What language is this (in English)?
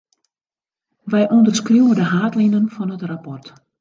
Western Frisian